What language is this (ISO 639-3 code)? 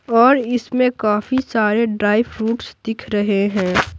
hin